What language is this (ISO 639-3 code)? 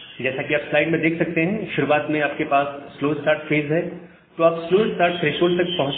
hin